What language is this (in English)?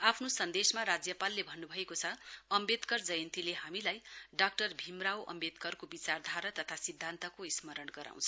Nepali